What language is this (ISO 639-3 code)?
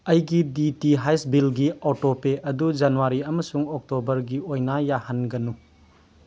mni